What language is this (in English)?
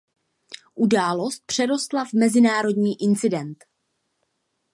Czech